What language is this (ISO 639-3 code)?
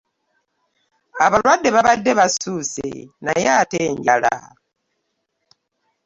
lug